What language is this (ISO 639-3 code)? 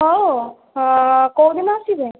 ori